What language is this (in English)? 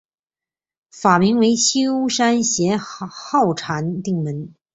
Chinese